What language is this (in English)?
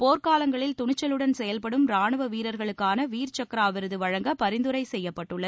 Tamil